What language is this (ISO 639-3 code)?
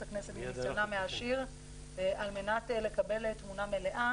heb